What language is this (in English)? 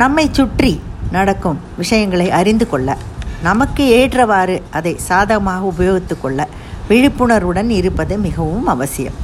Tamil